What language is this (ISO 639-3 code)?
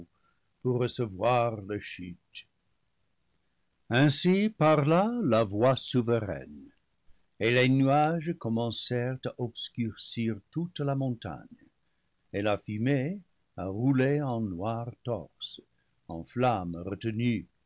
fra